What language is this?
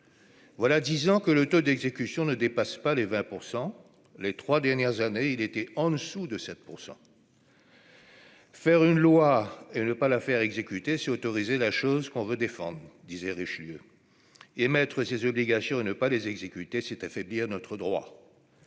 French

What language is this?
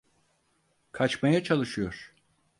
Turkish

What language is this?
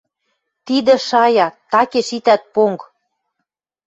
Western Mari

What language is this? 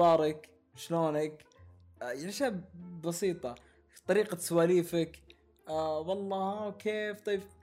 Arabic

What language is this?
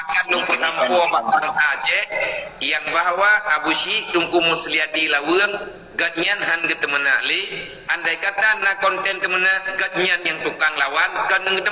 Malay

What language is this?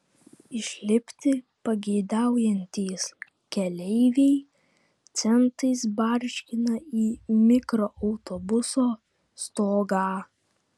Lithuanian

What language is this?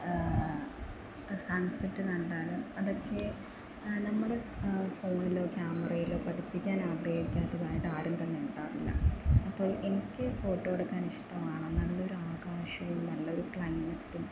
Malayalam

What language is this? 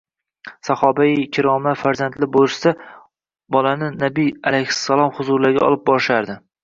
Uzbek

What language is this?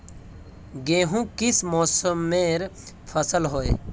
Magahi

